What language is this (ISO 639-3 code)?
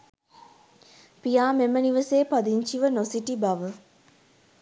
sin